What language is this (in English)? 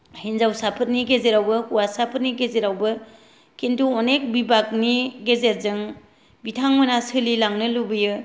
Bodo